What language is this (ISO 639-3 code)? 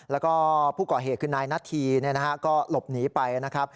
tha